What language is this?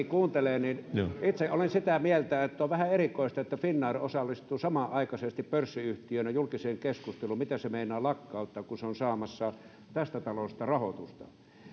Finnish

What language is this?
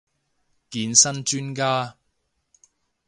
Cantonese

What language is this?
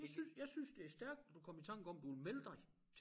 Danish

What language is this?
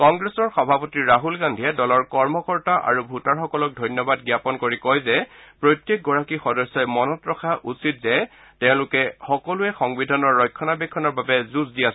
Assamese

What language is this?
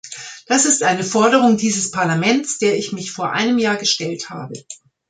German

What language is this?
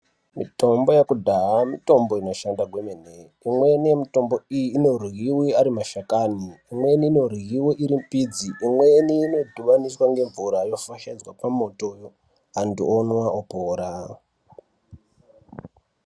Ndau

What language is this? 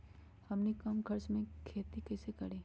Magahi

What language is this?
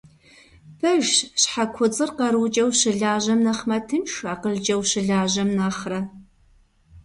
Kabardian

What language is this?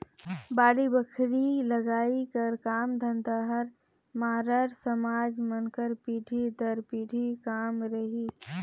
Chhattisgarhi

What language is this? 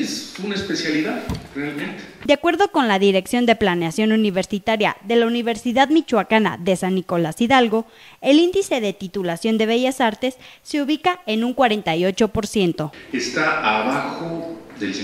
Spanish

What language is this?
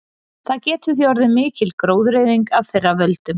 Icelandic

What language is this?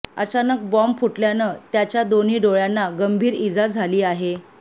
Marathi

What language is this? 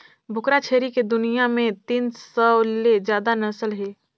Chhattisgarhi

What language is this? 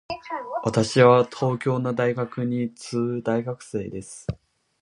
Japanese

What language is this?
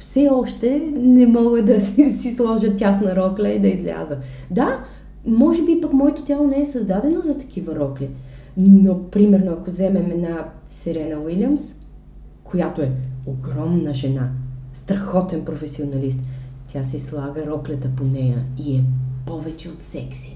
Bulgarian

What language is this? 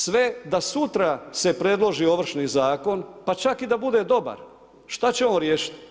Croatian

